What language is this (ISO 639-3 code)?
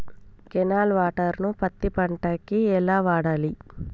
tel